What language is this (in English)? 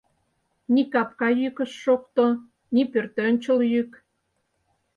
Mari